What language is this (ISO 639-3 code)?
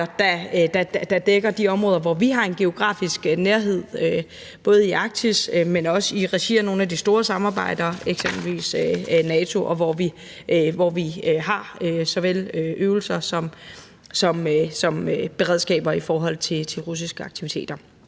dan